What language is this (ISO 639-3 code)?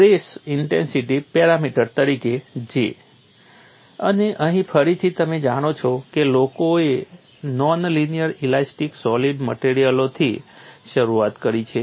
guj